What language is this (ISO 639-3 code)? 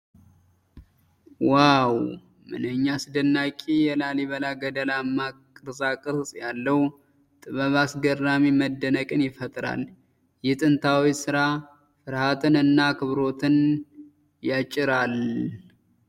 amh